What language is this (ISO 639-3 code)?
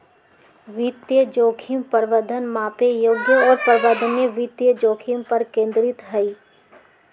mag